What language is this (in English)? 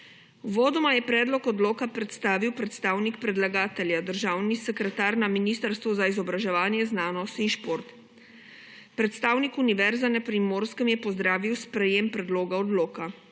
Slovenian